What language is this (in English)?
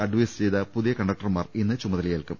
Malayalam